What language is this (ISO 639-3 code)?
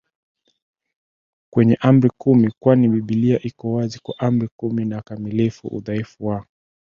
swa